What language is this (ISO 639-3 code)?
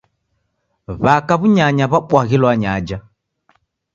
dav